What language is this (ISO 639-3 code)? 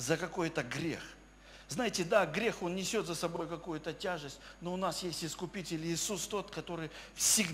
rus